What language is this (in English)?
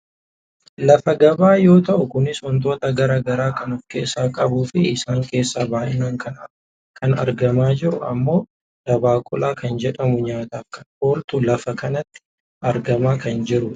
Oromo